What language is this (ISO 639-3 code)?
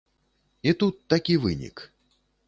bel